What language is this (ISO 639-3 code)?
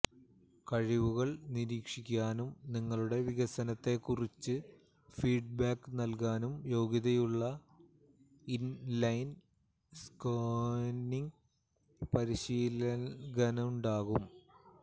mal